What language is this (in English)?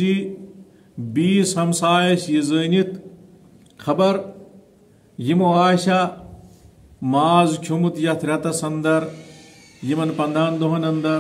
Turkish